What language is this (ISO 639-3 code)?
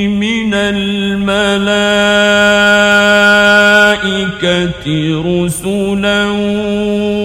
ara